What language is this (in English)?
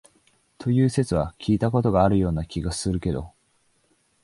Japanese